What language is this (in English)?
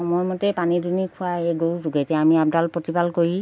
Assamese